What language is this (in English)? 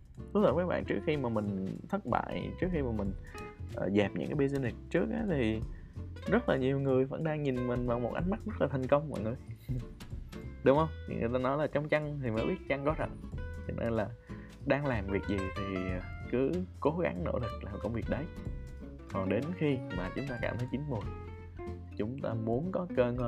Vietnamese